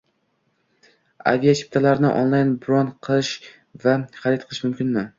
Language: Uzbek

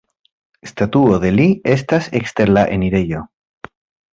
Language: Esperanto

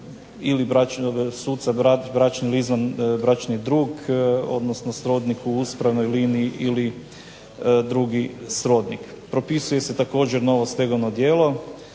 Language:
Croatian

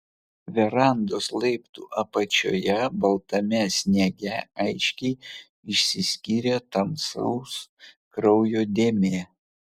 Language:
Lithuanian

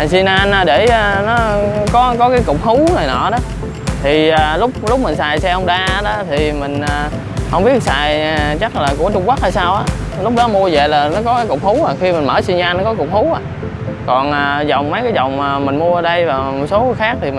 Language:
Vietnamese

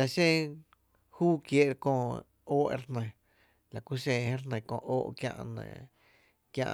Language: Tepinapa Chinantec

